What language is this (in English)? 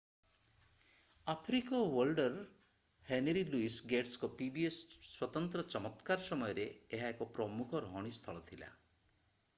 Odia